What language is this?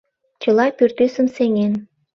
Mari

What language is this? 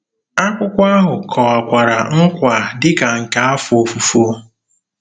Igbo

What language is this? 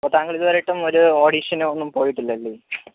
Malayalam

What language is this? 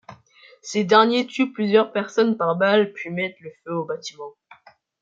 French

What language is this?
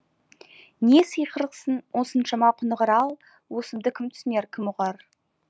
Kazakh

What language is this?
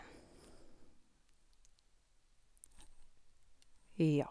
Norwegian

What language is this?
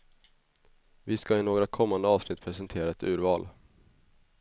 Swedish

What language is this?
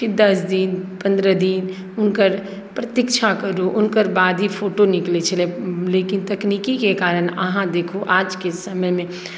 Maithili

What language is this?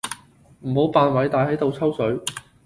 Cantonese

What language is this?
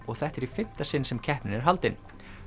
Icelandic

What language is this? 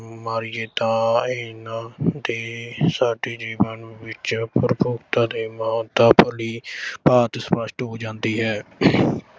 Punjabi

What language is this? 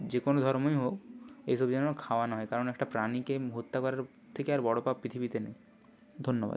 Bangla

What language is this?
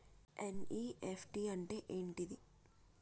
Telugu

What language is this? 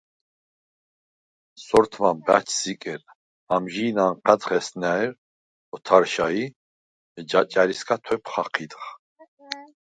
Svan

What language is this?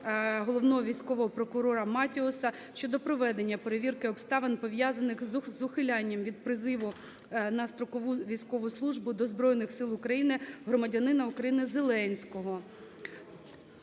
Ukrainian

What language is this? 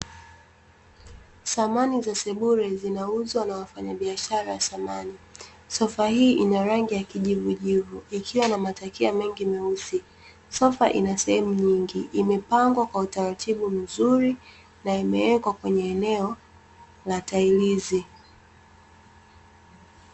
Swahili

